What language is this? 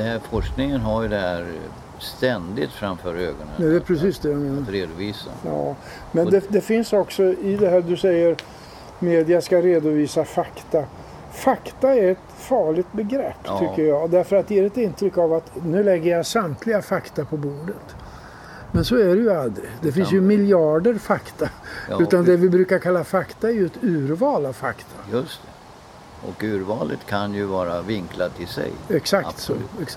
Swedish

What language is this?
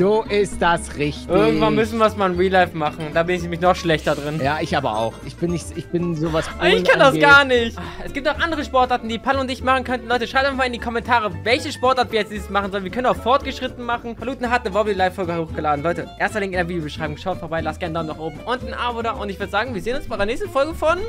German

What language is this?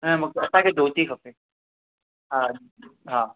Sindhi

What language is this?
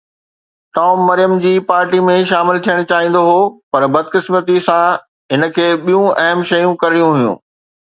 Sindhi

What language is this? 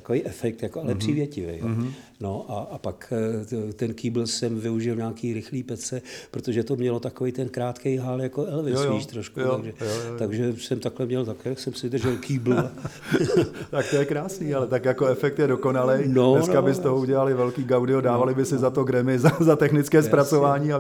Czech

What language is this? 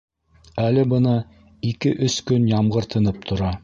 Bashkir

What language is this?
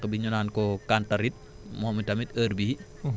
Wolof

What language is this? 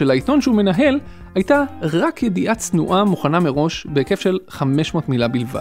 Hebrew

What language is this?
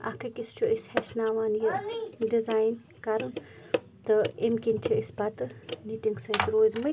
Kashmiri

